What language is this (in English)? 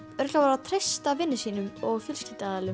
Icelandic